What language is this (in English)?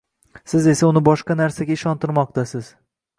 Uzbek